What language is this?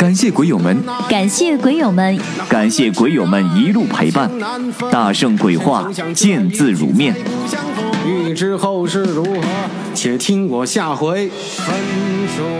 Chinese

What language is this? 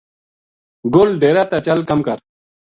Gujari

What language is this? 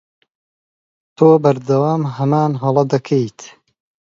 Central Kurdish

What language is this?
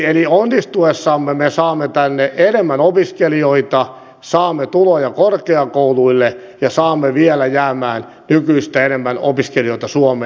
Finnish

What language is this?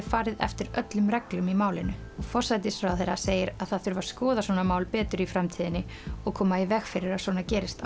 Icelandic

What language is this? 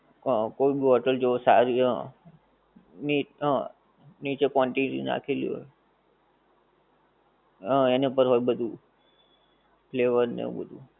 Gujarati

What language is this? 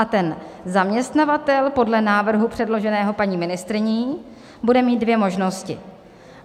Czech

